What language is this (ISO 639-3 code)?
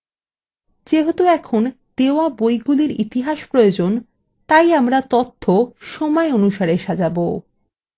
ben